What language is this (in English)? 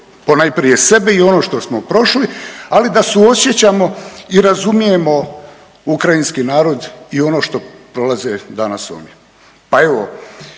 Croatian